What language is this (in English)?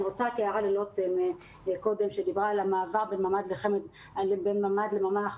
Hebrew